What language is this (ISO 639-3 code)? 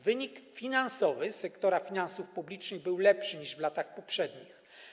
pol